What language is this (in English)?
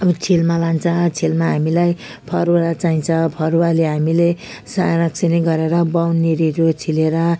Nepali